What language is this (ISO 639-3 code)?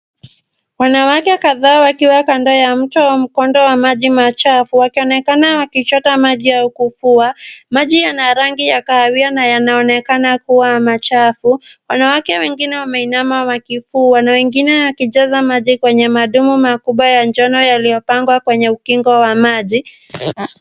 swa